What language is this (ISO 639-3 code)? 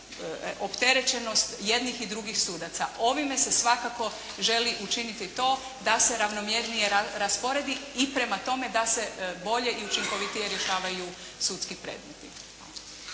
hrv